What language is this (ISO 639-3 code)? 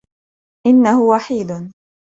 ara